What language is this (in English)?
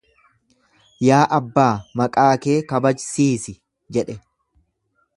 Oromo